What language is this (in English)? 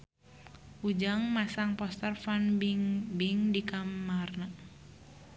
Sundanese